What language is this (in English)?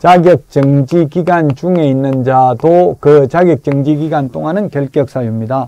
Korean